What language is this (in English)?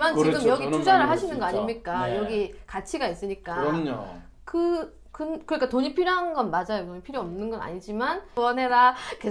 Korean